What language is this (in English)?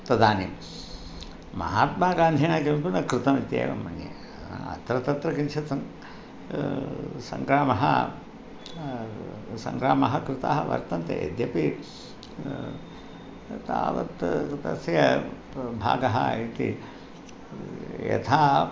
Sanskrit